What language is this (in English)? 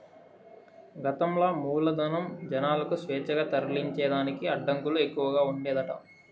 Telugu